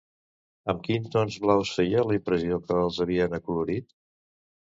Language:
Catalan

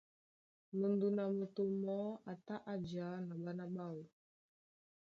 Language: Duala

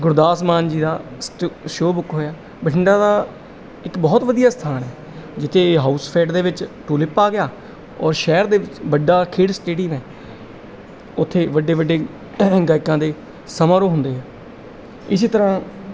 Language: Punjabi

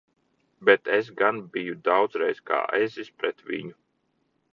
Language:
Latvian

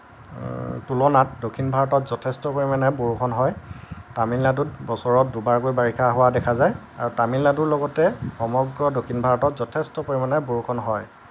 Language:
Assamese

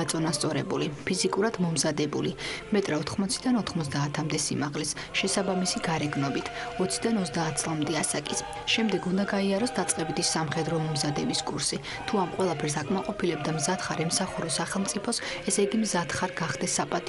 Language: Romanian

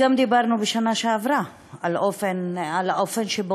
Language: Hebrew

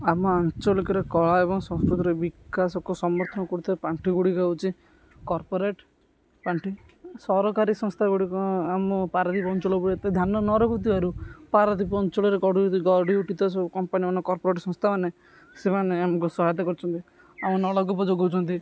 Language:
Odia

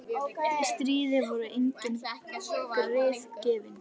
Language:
Icelandic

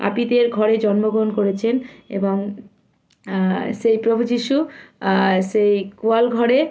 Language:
Bangla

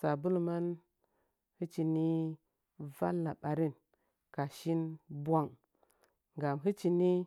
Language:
Nzanyi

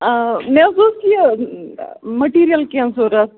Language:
Kashmiri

